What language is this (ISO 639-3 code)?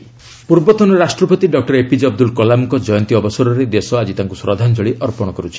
ori